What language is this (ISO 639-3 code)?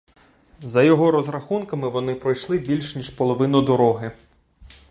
ukr